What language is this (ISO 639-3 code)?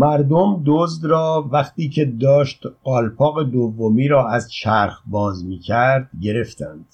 fas